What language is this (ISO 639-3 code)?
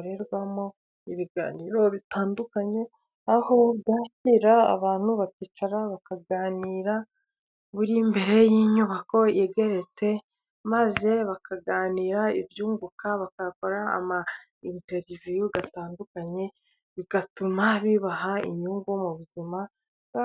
kin